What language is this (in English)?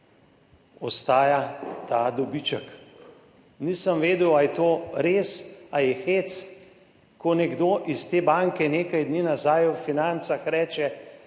Slovenian